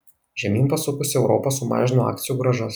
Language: Lithuanian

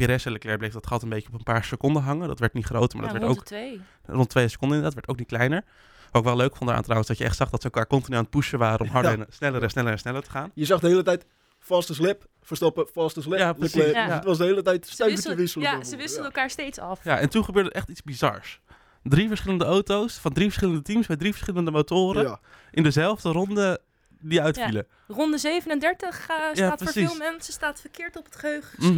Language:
Dutch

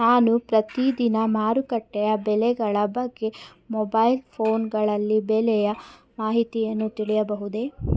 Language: Kannada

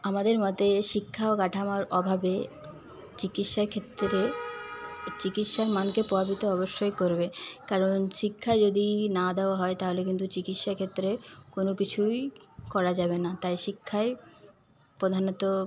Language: Bangla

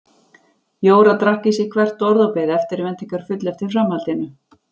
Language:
Icelandic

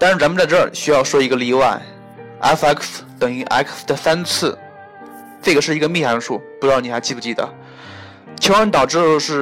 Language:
Chinese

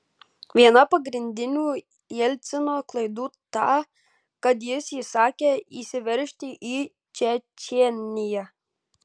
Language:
Lithuanian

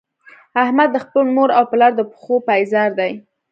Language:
Pashto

